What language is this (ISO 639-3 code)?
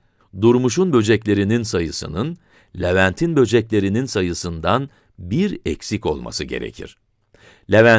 tur